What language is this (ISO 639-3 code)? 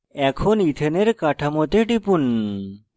ben